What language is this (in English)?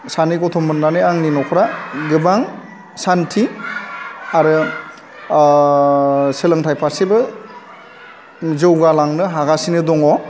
Bodo